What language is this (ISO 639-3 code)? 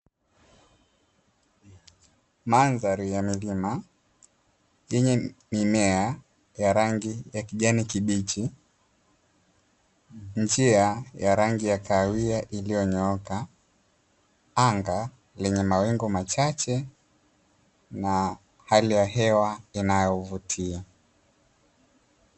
swa